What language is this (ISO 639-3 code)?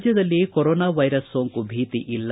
kan